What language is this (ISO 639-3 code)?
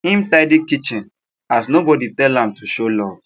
pcm